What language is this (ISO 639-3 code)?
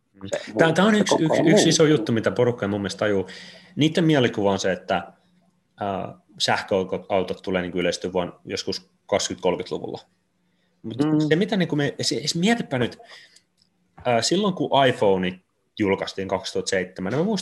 fin